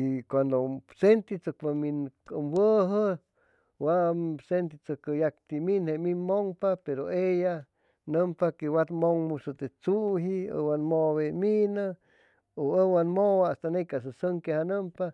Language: Chimalapa Zoque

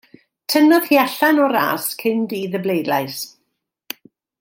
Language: Welsh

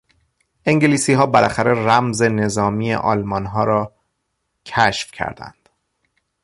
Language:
Persian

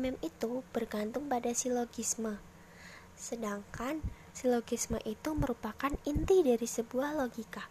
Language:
Indonesian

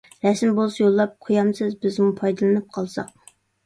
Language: Uyghur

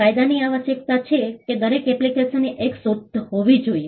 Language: Gujarati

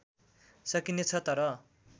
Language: Nepali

